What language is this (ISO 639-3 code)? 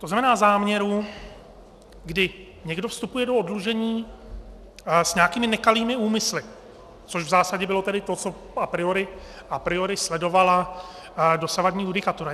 ces